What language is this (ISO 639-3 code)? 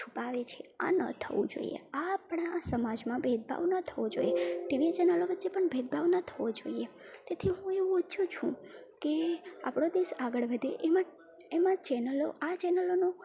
guj